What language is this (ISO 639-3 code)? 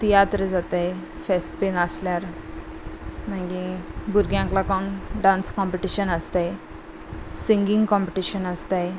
kok